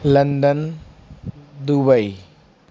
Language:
Hindi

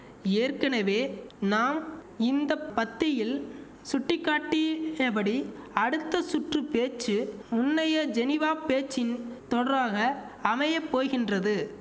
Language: Tamil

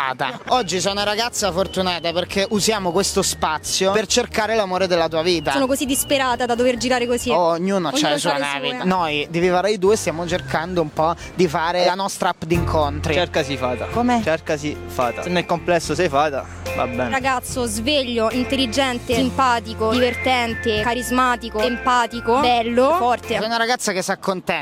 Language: Italian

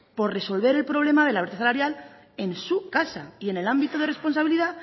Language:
Spanish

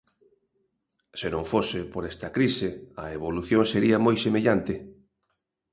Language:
Galician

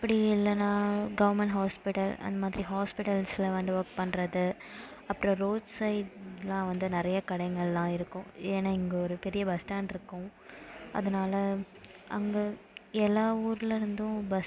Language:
Tamil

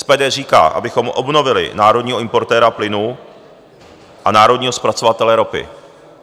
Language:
Czech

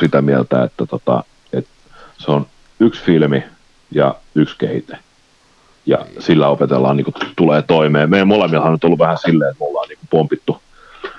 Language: Finnish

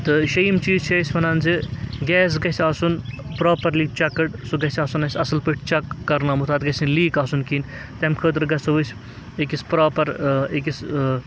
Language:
Kashmiri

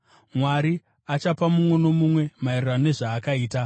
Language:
Shona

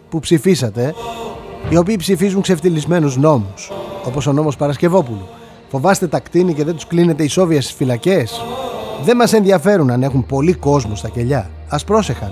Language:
Greek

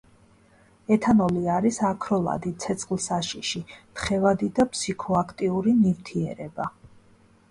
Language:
Georgian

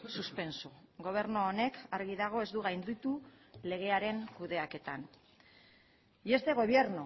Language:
Basque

